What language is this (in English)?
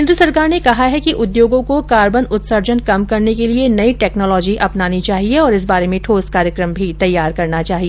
Hindi